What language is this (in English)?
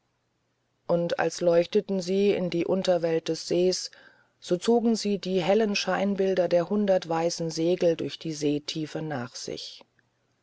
German